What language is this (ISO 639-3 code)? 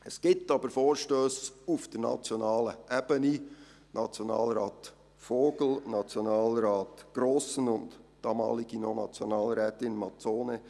gsw